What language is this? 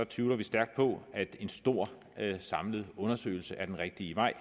Danish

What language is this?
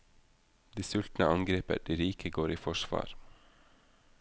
Norwegian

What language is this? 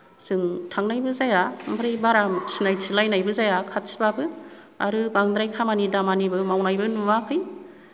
Bodo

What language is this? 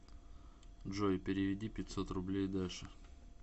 Russian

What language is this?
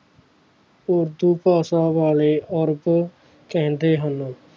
Punjabi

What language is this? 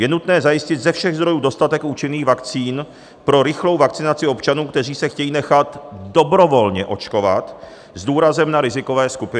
Czech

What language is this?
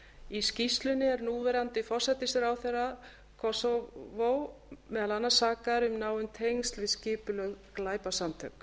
Icelandic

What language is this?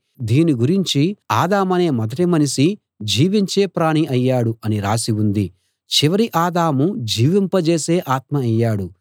Telugu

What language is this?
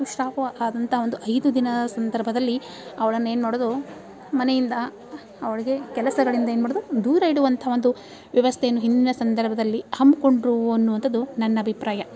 Kannada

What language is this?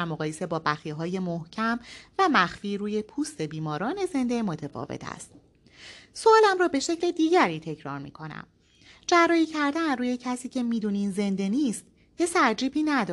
Persian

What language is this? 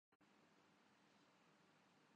Urdu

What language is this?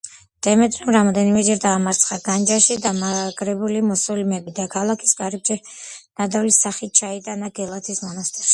Georgian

